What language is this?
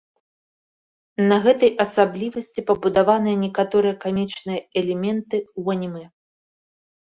Belarusian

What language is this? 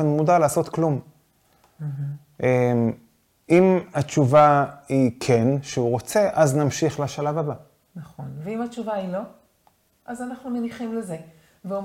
Hebrew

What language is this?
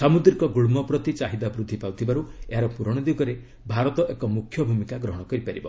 Odia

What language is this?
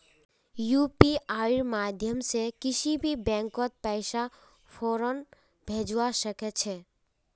Magahi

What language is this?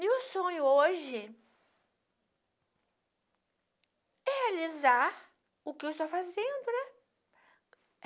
Portuguese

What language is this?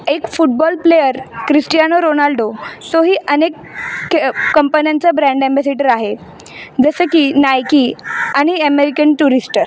Marathi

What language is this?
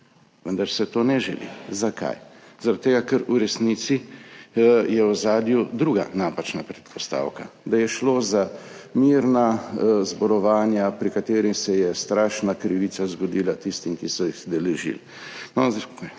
Slovenian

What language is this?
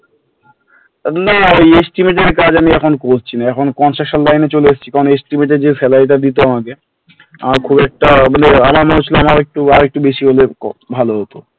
Bangla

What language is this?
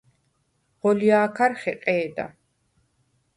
Svan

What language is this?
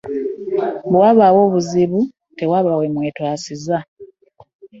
Ganda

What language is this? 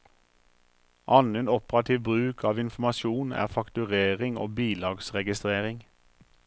Norwegian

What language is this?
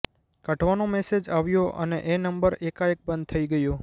Gujarati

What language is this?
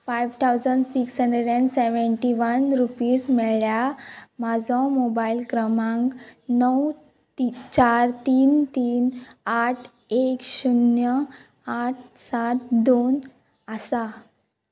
Konkani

